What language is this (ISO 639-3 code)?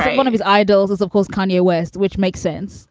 eng